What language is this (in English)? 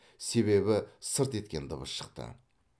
Kazakh